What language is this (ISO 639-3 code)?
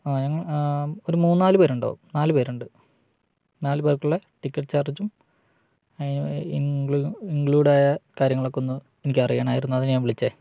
mal